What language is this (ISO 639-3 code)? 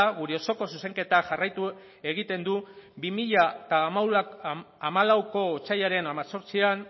eus